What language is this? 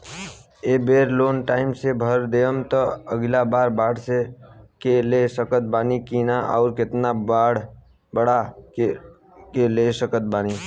Bhojpuri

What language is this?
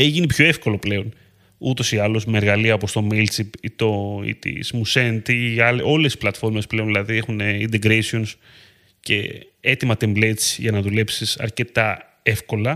Greek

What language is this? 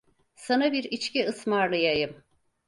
Turkish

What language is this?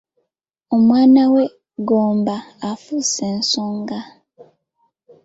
Ganda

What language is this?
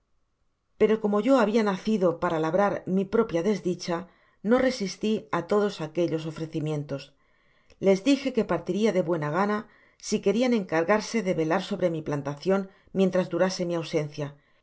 Spanish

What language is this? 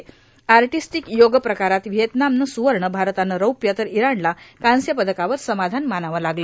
Marathi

